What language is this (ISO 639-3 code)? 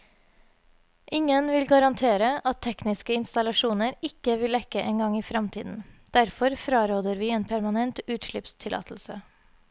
nor